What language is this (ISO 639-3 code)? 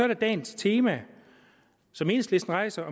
dan